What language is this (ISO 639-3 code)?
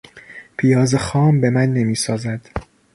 fas